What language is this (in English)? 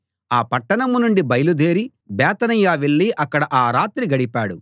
Telugu